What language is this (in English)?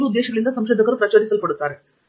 Kannada